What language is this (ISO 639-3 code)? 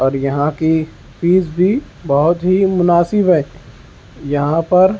urd